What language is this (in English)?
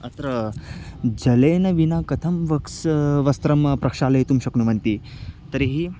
Sanskrit